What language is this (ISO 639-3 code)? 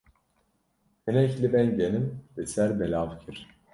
kur